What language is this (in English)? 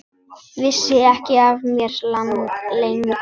Icelandic